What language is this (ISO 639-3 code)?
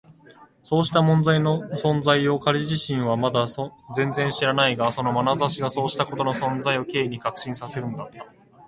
jpn